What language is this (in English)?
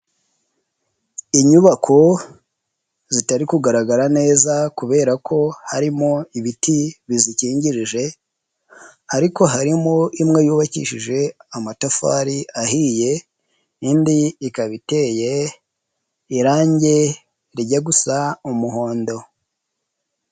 Kinyarwanda